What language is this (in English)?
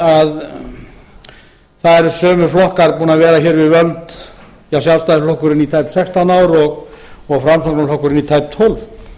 Icelandic